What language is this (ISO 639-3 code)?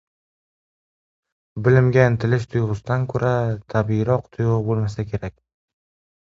uzb